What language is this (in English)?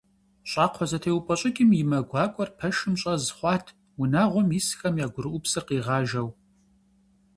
Kabardian